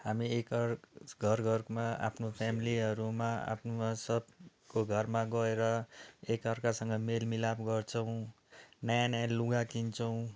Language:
Nepali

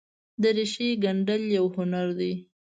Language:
Pashto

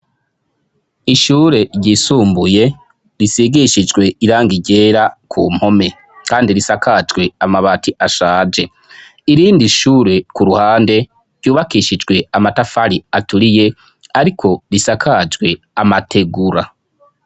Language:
Rundi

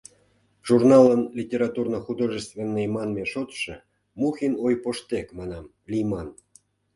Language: Mari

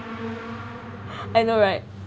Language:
English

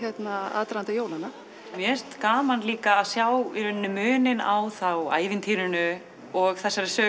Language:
Icelandic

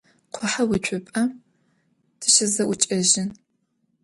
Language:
Adyghe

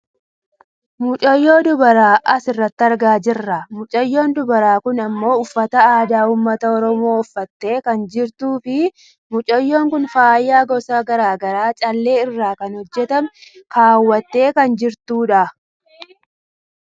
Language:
Oromo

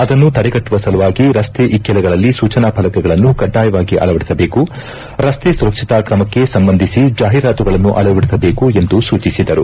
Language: Kannada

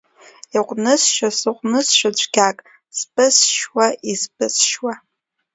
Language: Abkhazian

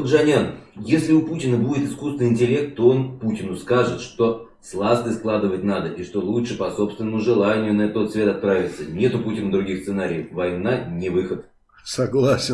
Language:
Russian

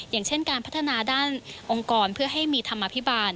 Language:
Thai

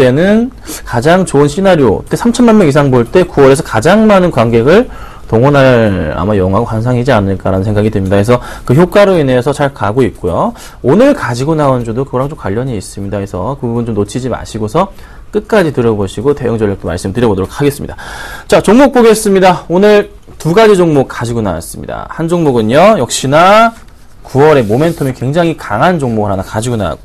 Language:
Korean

